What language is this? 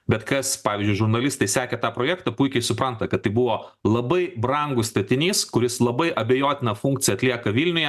Lithuanian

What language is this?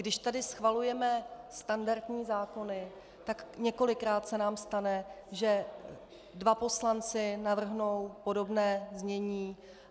Czech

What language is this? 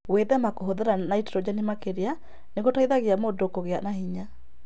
Kikuyu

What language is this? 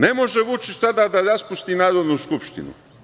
Serbian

